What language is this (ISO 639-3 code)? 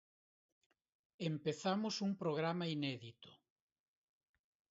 glg